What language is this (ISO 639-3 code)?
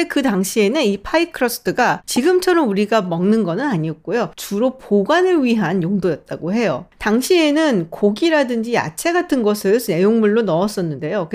kor